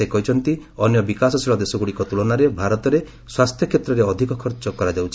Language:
Odia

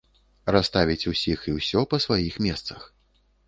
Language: Belarusian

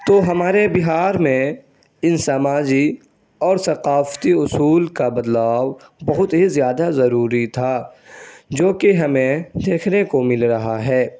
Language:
Urdu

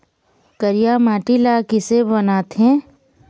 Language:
Chhattisgarhi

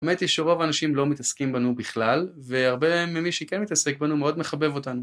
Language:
Hebrew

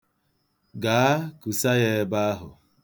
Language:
Igbo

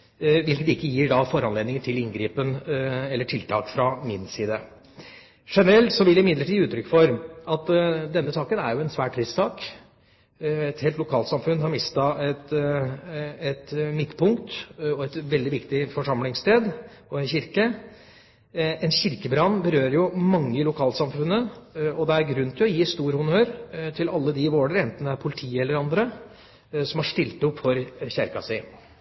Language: Norwegian Bokmål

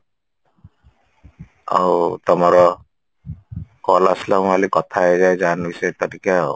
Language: Odia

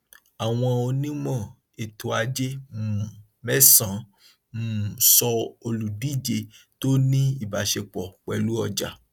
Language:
Yoruba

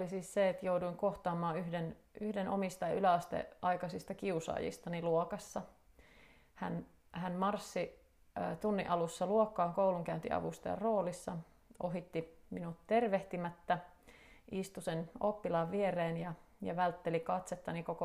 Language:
Finnish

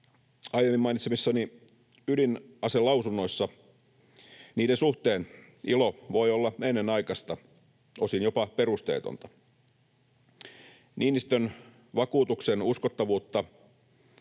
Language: Finnish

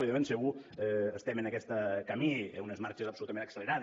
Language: Catalan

